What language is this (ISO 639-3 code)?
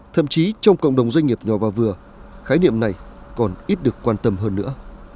vie